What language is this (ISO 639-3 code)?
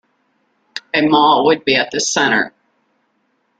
eng